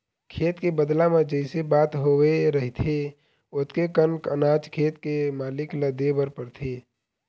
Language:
Chhattisgarhi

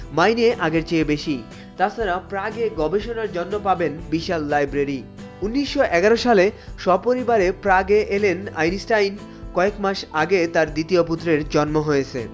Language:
Bangla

